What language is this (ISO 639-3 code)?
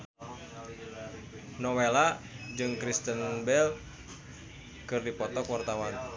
sun